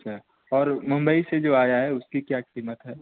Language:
Urdu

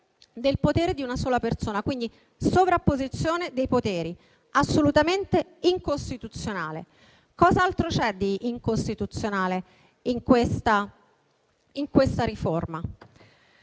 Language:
Italian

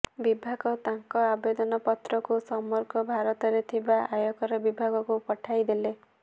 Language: Odia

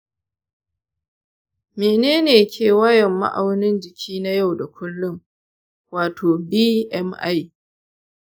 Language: Hausa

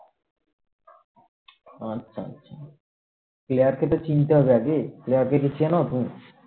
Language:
Bangla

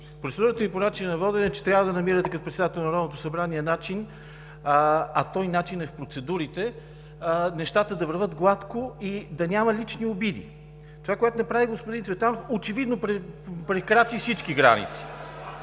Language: Bulgarian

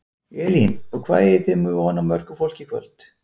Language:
Icelandic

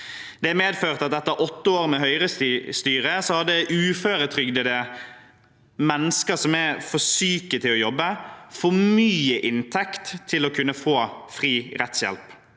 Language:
Norwegian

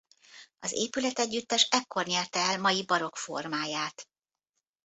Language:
Hungarian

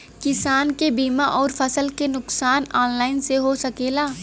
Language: Bhojpuri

